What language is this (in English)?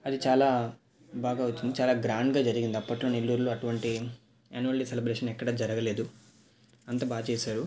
Telugu